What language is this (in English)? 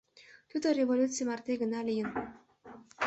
Mari